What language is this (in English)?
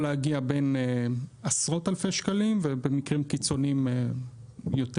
Hebrew